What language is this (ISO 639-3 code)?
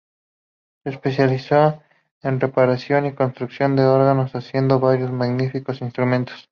spa